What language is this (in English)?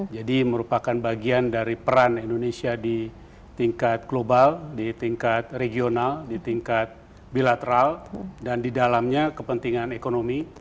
Indonesian